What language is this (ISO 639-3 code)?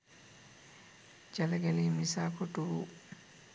sin